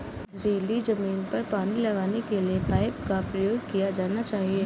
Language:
Hindi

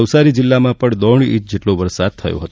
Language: Gujarati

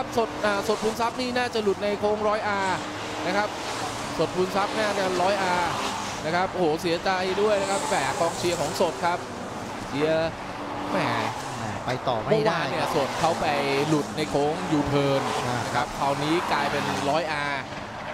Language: Thai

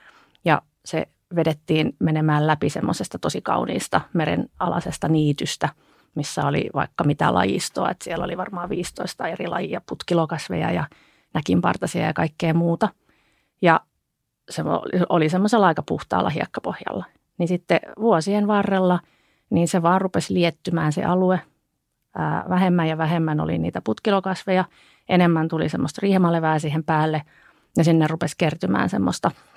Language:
Finnish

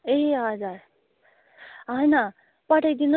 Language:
Nepali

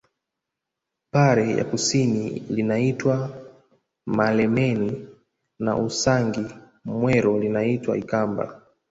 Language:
Swahili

